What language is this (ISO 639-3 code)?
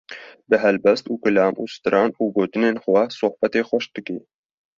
kur